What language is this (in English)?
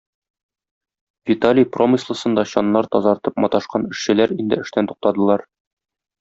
Tatar